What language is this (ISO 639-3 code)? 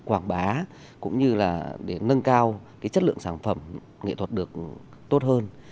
vie